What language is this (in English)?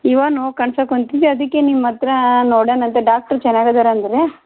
Kannada